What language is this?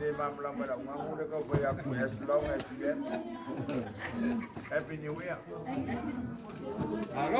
Romanian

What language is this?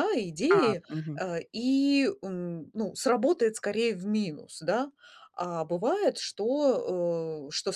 Russian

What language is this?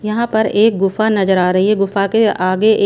Hindi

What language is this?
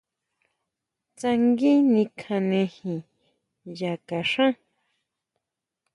Huautla Mazatec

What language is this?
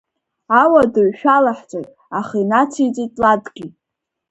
Abkhazian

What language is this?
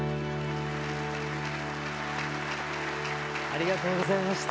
Japanese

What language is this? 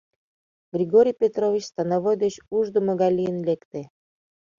Mari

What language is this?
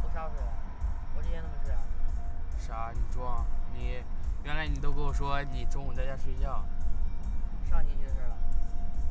Chinese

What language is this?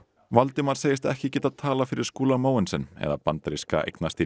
Icelandic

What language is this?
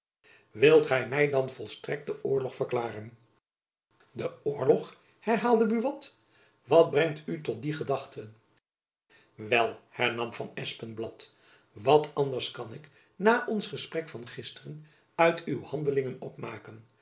Dutch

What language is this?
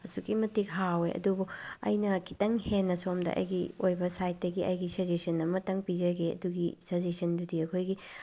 Manipuri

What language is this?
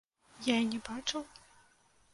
Belarusian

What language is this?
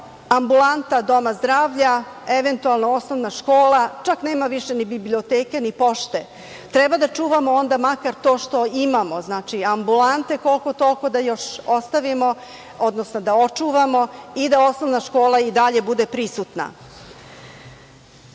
Serbian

